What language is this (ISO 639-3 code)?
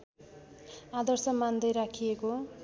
nep